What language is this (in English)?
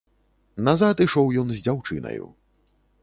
Belarusian